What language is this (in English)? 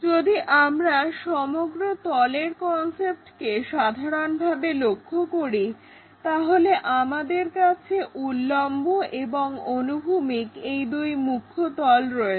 Bangla